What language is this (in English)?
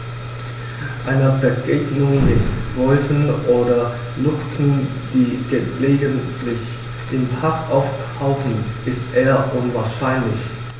German